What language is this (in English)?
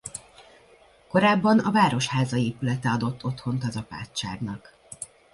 Hungarian